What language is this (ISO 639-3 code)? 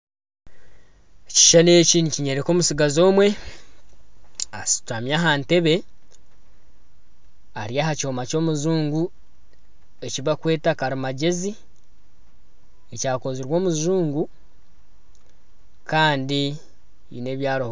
nyn